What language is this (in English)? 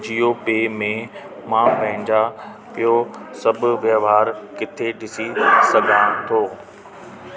Sindhi